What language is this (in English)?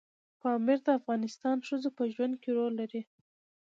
Pashto